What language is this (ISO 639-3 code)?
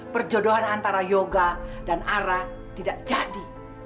ind